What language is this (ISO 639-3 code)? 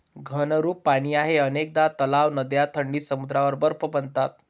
mar